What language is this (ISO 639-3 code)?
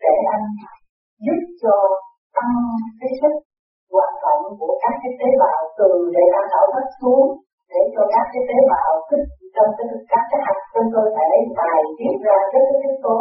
vie